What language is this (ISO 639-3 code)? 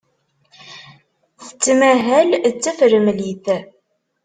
kab